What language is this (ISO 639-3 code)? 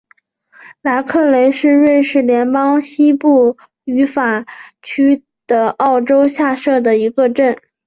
zho